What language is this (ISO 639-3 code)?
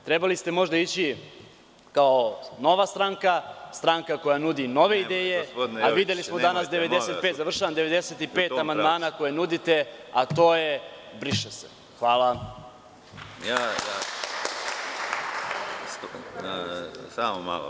srp